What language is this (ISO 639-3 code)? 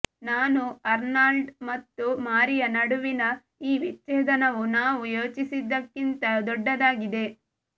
kan